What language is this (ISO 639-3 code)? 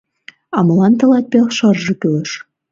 chm